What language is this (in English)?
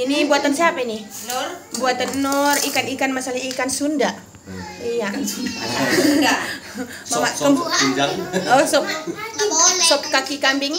Indonesian